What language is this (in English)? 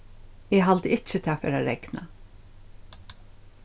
Faroese